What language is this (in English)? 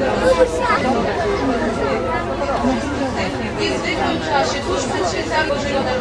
Polish